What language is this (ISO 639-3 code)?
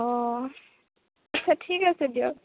asm